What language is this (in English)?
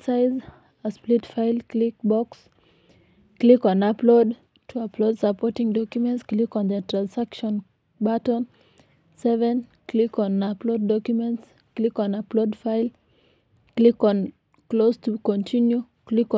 Masai